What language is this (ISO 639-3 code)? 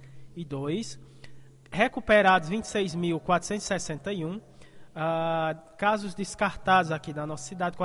por